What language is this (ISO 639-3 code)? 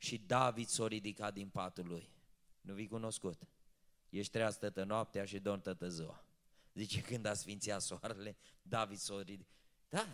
ron